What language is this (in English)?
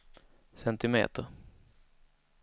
Swedish